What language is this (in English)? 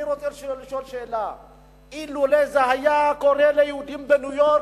Hebrew